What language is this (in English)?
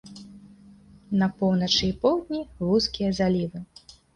Belarusian